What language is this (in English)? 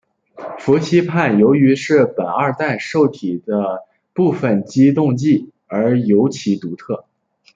Chinese